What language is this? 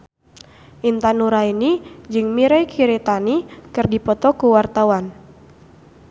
Sundanese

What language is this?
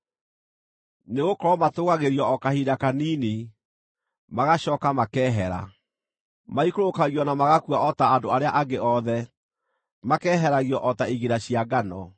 Kikuyu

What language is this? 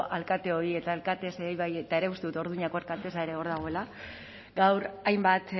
Basque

